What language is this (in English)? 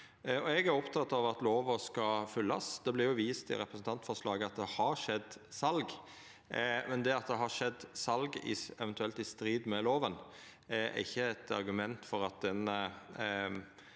Norwegian